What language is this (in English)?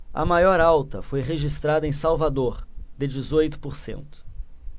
Portuguese